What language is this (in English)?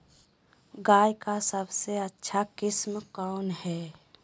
Magahi